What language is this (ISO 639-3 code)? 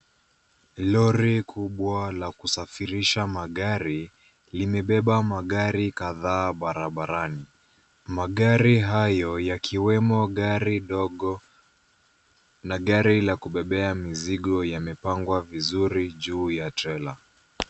swa